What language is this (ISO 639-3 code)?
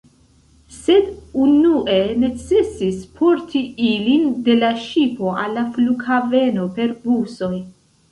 epo